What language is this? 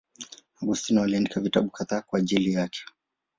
Swahili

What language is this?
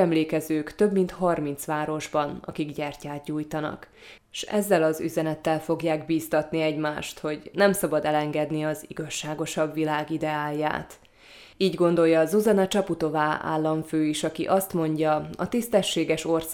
Hungarian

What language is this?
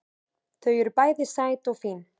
Icelandic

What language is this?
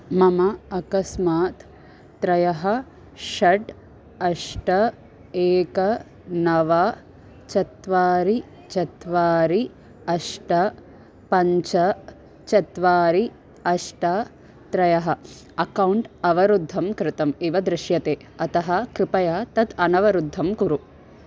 Sanskrit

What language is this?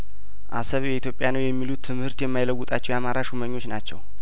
Amharic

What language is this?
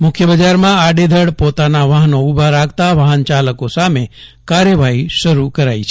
Gujarati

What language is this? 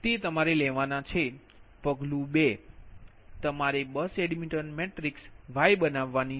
Gujarati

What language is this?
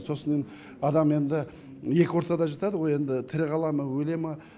Kazakh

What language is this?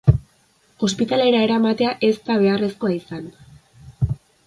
Basque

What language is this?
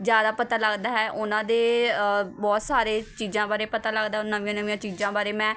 Punjabi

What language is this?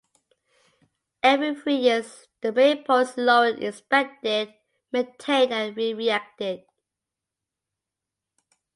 English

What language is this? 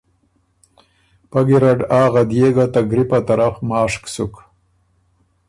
Ormuri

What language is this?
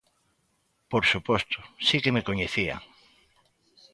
Galician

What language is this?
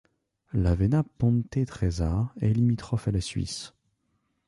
French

